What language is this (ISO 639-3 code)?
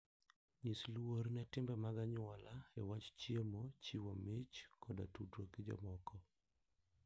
luo